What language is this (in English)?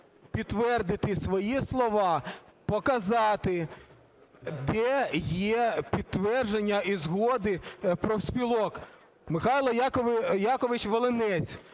Ukrainian